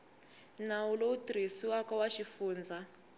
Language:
Tsonga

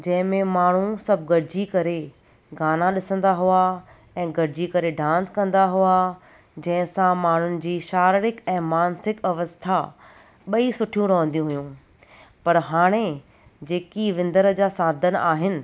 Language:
Sindhi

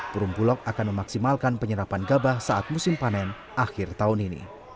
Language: Indonesian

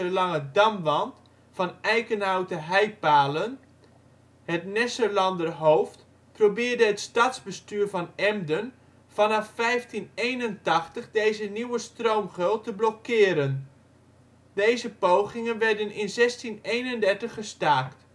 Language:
Dutch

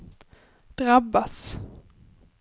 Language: Swedish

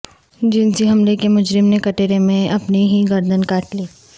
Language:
Urdu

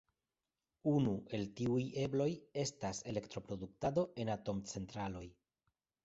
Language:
Esperanto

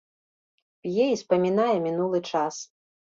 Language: Belarusian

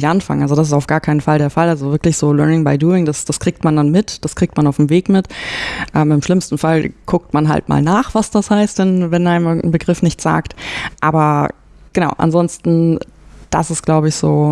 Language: German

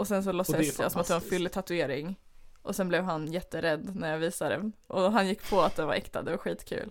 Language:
Swedish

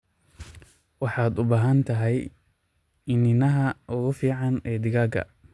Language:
Somali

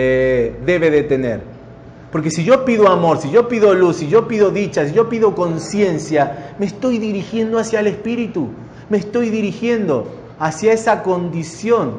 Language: Spanish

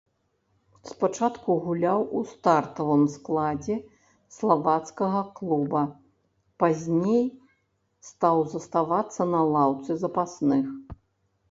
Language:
Belarusian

